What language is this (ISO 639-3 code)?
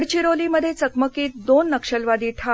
mar